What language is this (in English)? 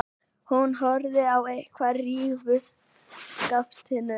Icelandic